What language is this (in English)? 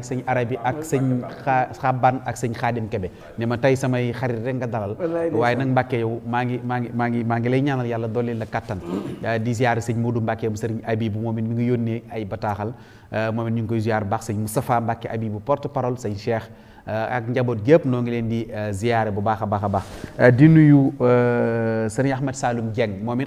French